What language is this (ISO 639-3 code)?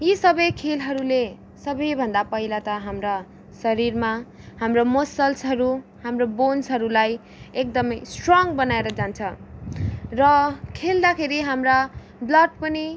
nep